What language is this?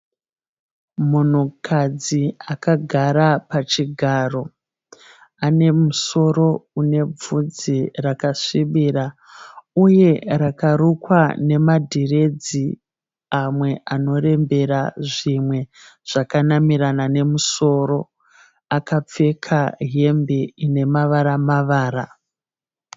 Shona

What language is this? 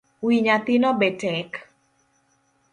Luo (Kenya and Tanzania)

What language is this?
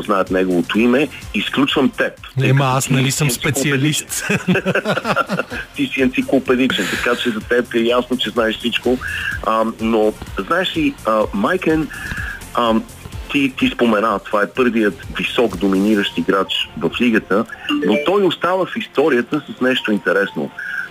Bulgarian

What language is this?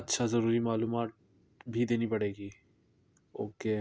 Urdu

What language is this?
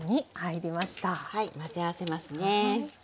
Japanese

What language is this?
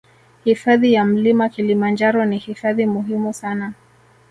Swahili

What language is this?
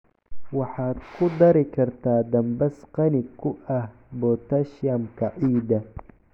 Somali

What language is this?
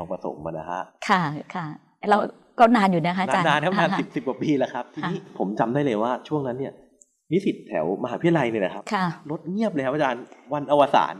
Thai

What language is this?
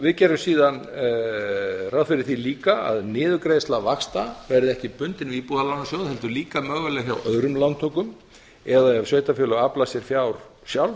Icelandic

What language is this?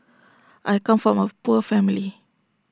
English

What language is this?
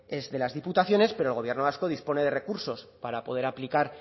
Spanish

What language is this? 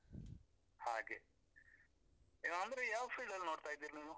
Kannada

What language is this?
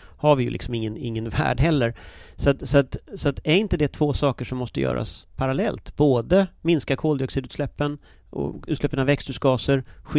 Swedish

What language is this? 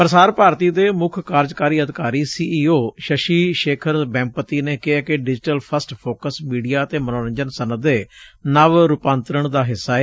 Punjabi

